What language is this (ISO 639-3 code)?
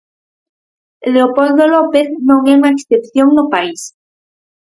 glg